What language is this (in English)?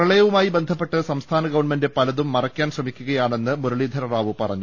Malayalam